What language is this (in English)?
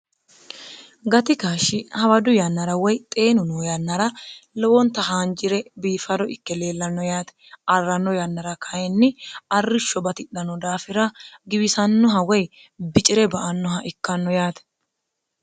Sidamo